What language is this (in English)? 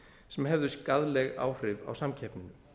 Icelandic